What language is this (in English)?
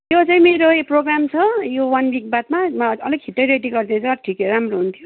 Nepali